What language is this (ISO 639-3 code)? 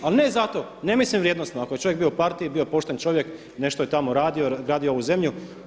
hrv